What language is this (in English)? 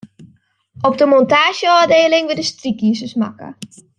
Western Frisian